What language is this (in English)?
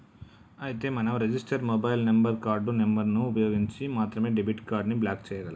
Telugu